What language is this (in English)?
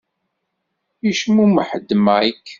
Kabyle